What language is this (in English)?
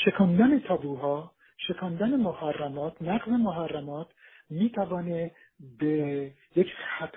Persian